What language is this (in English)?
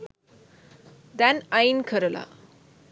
Sinhala